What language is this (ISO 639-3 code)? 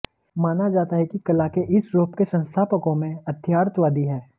hin